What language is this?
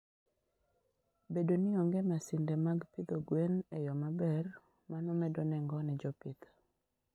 Luo (Kenya and Tanzania)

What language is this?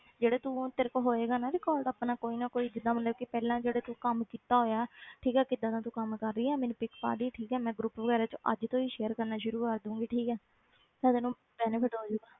Punjabi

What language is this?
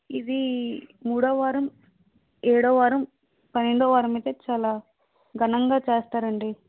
Telugu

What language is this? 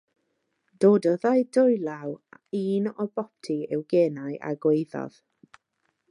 Welsh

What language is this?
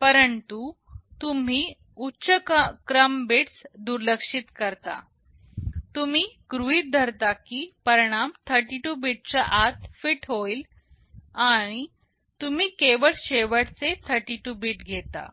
Marathi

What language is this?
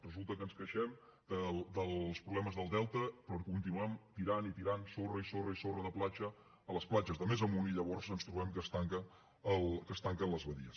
Catalan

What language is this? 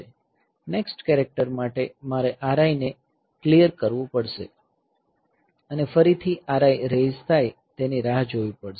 Gujarati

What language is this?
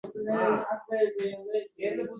Uzbek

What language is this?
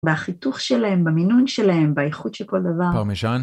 Hebrew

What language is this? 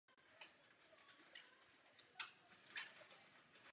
Czech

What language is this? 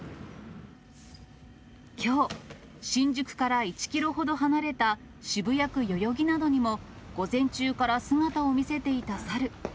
Japanese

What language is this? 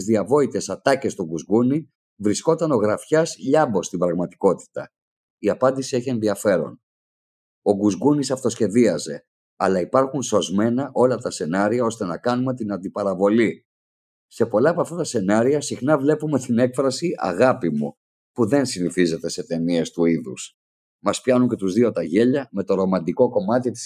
Greek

